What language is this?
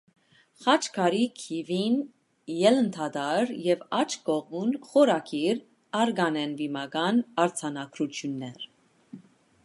Armenian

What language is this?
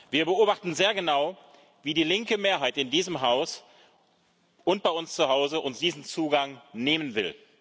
German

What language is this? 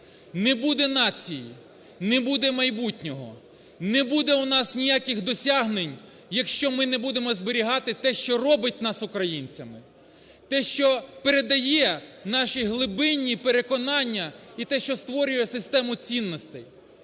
Ukrainian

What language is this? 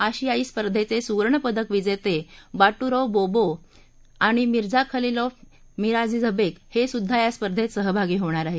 Marathi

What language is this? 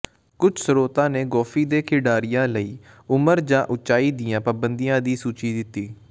Punjabi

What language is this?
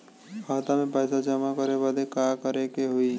Bhojpuri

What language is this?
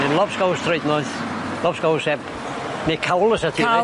Welsh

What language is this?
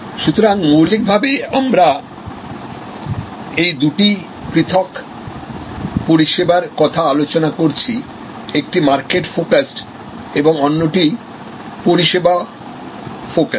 Bangla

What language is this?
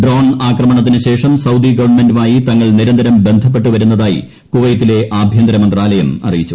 Malayalam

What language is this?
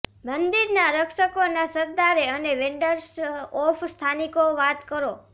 Gujarati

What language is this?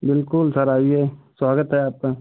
Hindi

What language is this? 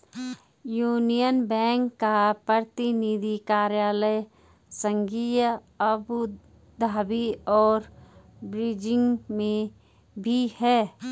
Hindi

